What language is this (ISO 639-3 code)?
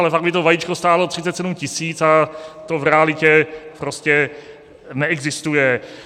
ces